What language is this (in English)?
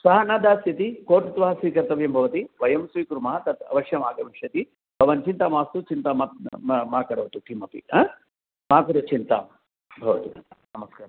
Sanskrit